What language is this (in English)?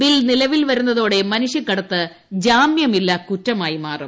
Malayalam